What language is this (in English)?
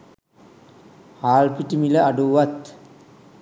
Sinhala